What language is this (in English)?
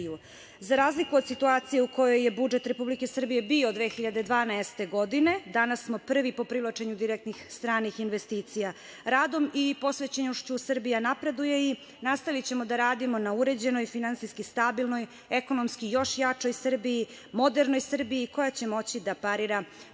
Serbian